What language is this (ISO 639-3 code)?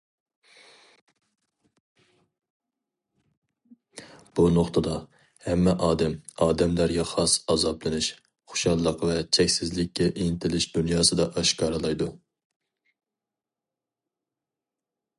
uig